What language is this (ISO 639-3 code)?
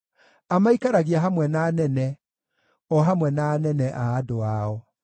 kik